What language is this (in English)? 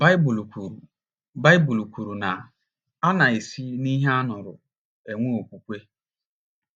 Igbo